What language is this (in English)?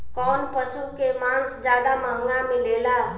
Bhojpuri